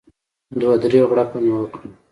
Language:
Pashto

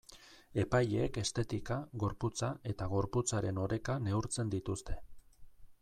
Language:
Basque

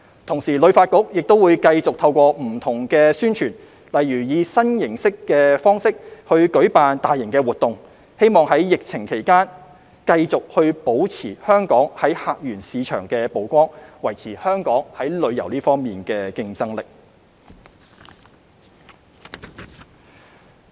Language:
Cantonese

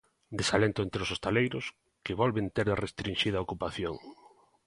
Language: Galician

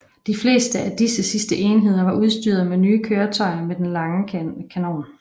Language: Danish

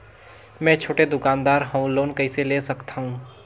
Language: Chhattisgarhi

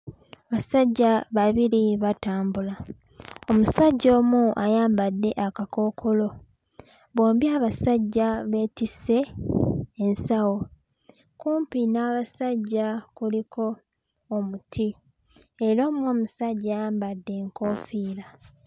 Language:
Ganda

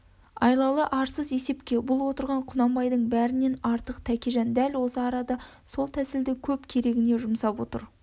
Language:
Kazakh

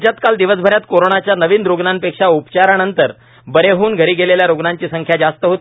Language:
Marathi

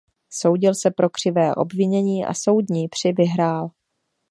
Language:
Czech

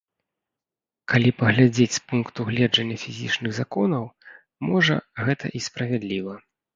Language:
Belarusian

